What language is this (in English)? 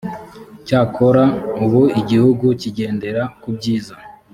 Kinyarwanda